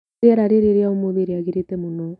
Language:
Kikuyu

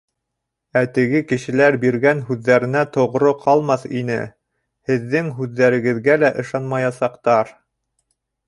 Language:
Bashkir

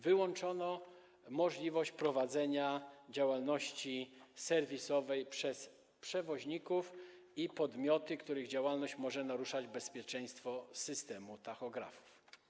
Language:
Polish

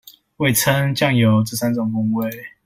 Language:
Chinese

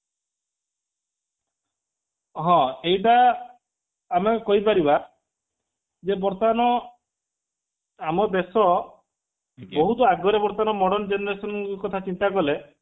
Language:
Odia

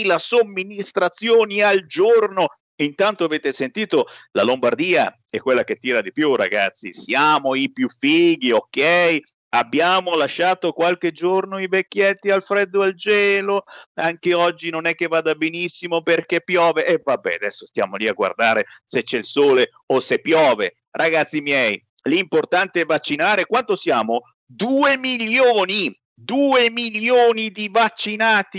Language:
Italian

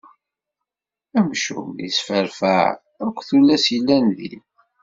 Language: Kabyle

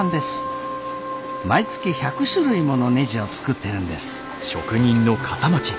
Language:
Japanese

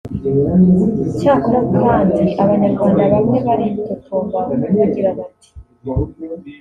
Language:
Kinyarwanda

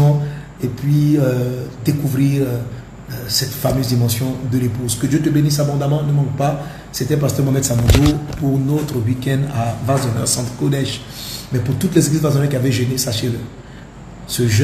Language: French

